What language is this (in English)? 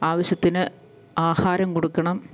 Malayalam